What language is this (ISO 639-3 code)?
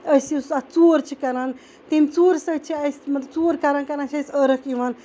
kas